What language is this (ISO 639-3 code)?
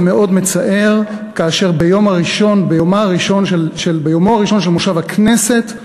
heb